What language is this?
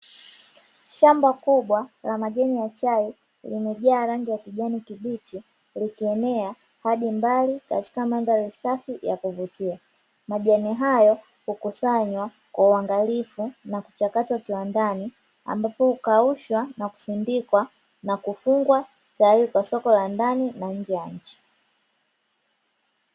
Swahili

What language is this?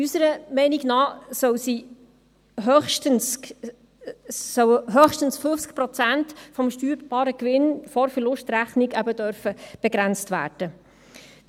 Swiss German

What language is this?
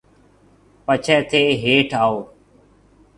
Marwari (Pakistan)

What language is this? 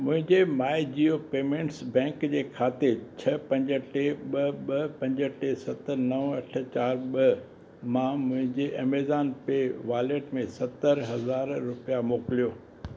Sindhi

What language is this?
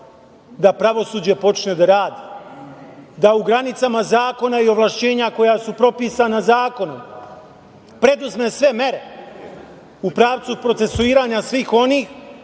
Serbian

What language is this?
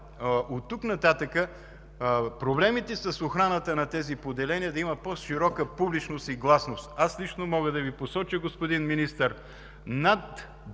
Bulgarian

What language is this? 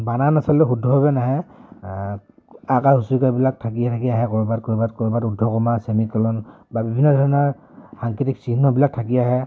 Assamese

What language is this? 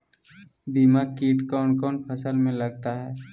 Magahi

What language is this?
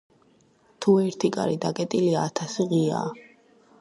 Georgian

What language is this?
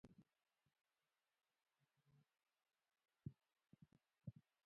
Pashto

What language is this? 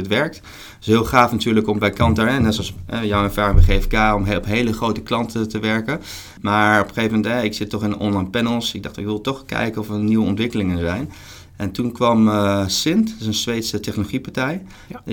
Dutch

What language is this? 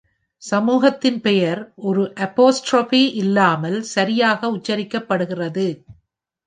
Tamil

